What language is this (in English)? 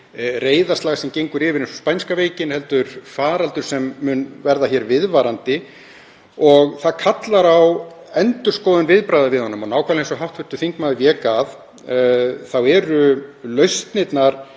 Icelandic